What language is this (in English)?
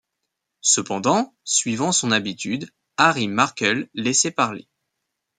French